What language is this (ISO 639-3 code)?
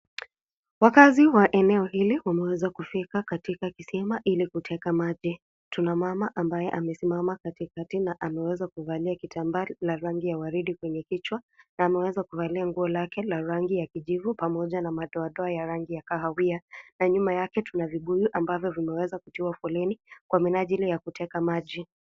swa